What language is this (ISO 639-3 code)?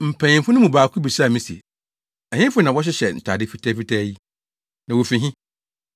aka